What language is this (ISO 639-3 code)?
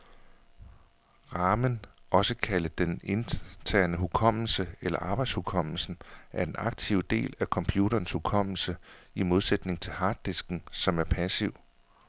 dan